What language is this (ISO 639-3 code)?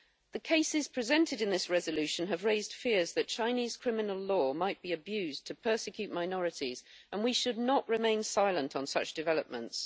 eng